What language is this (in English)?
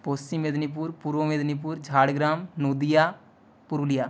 Bangla